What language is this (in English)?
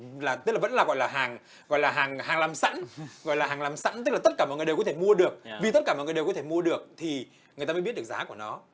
Vietnamese